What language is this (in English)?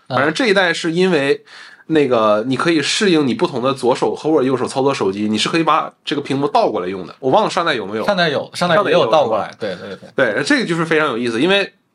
Chinese